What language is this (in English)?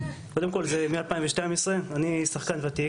Hebrew